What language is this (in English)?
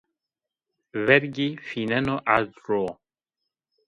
Zaza